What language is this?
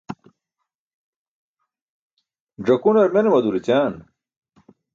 Burushaski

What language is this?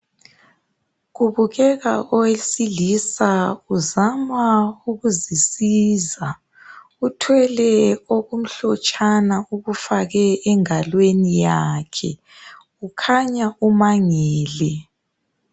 North Ndebele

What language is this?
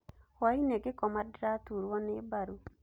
Kikuyu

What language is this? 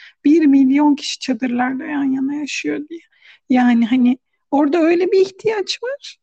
Turkish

